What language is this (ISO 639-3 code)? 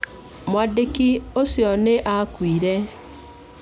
kik